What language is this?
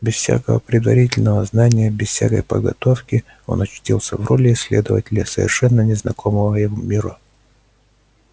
Russian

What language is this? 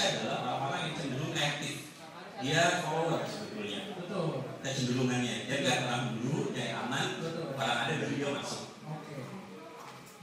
Indonesian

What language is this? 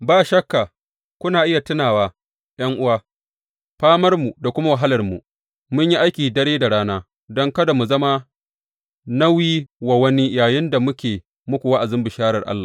Hausa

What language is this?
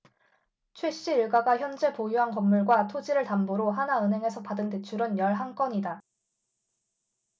Korean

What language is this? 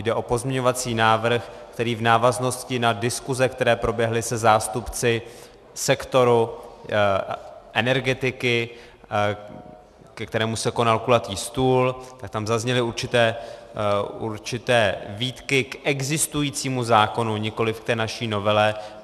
Czech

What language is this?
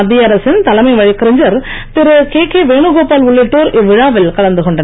Tamil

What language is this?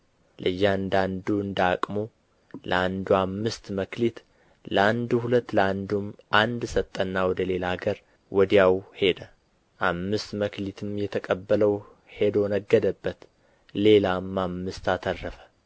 Amharic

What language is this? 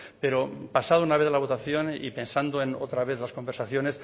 Spanish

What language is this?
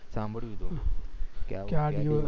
Gujarati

